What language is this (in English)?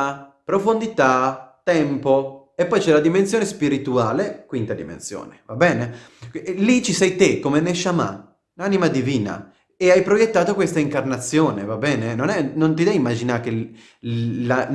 Italian